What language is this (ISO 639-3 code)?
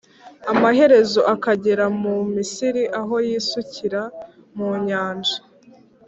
kin